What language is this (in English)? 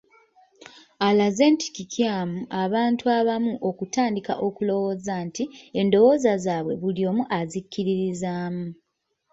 Ganda